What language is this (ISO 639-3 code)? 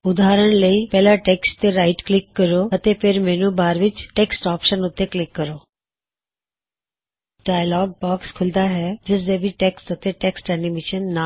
pan